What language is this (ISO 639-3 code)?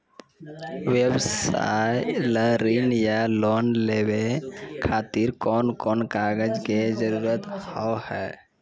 mai